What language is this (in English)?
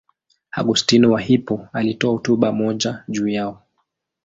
Swahili